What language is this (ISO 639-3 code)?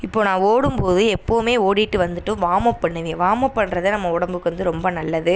tam